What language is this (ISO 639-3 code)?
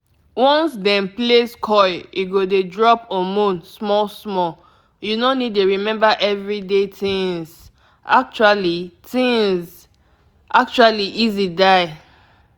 pcm